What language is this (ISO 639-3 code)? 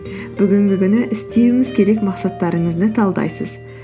kaz